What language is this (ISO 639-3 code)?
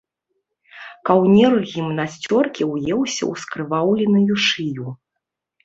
bel